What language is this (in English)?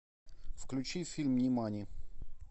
Russian